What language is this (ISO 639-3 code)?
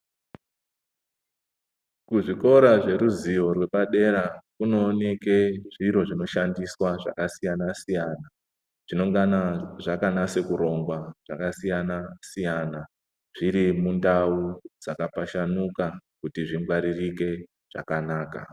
ndc